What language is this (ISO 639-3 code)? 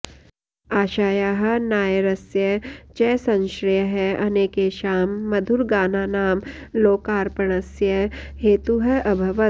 san